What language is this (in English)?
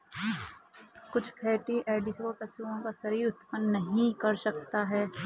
Hindi